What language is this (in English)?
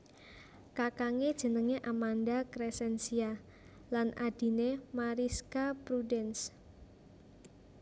Javanese